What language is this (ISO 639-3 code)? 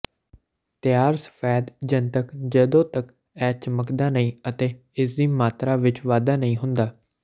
pan